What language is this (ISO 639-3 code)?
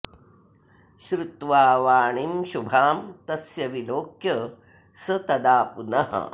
san